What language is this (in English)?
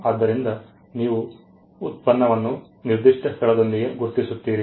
Kannada